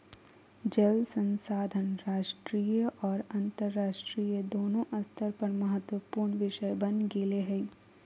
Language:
Magahi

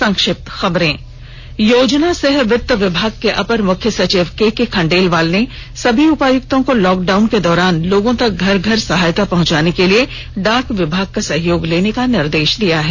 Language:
Hindi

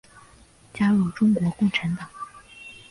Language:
Chinese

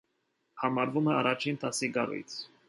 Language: Armenian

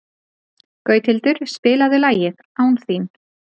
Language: Icelandic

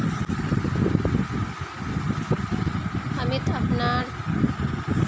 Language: Magahi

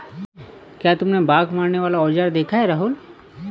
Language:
Hindi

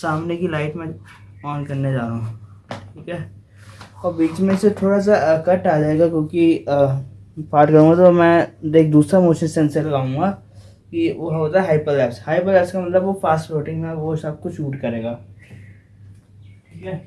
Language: Hindi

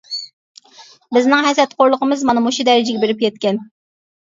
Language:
Uyghur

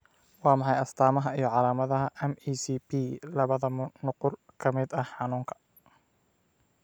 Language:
Somali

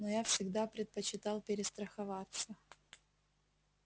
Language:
Russian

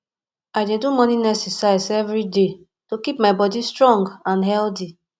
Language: Nigerian Pidgin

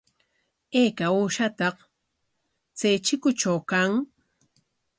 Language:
Corongo Ancash Quechua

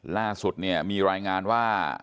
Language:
Thai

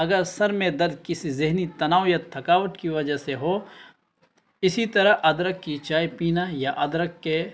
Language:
Urdu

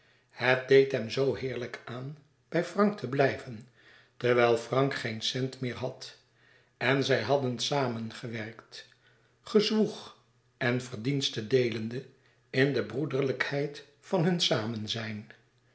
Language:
Dutch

